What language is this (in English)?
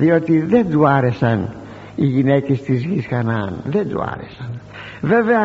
Greek